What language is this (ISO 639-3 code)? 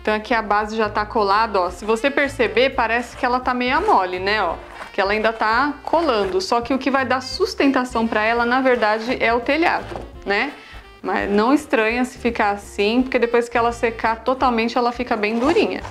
por